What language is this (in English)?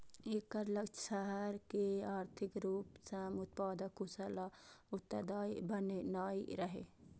Maithili